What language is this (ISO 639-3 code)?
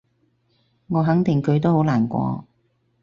yue